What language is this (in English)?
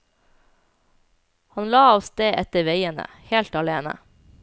Norwegian